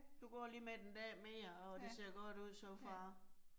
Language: Danish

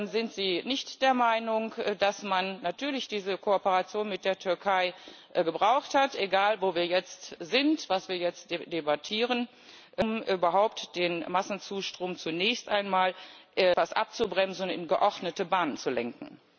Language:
German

